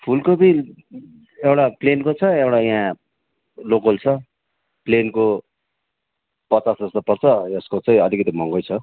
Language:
Nepali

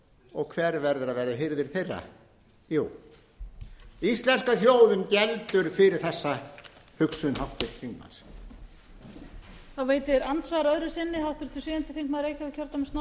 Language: Icelandic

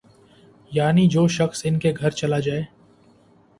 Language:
Urdu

